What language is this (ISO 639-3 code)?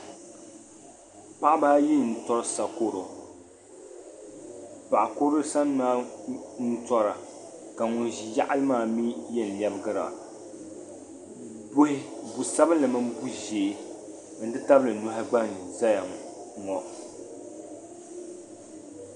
dag